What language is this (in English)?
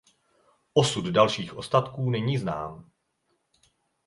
Czech